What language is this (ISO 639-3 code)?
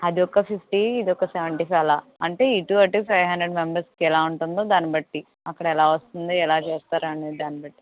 tel